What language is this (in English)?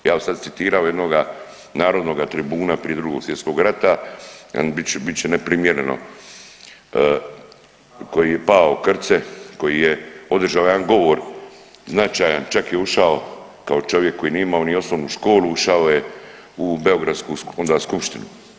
Croatian